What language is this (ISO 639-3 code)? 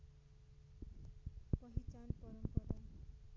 nep